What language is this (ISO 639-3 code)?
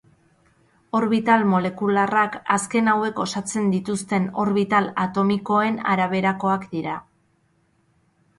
eus